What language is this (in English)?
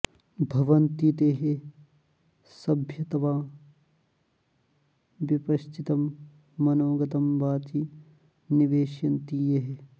Sanskrit